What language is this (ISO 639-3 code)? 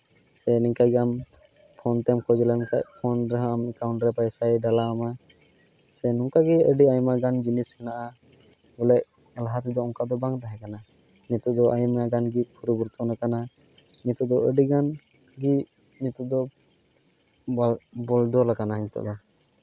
sat